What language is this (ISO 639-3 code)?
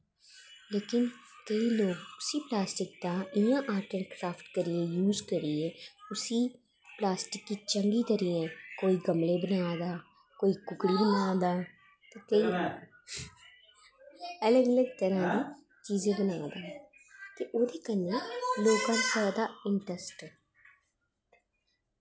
doi